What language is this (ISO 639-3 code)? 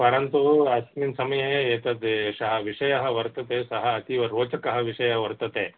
san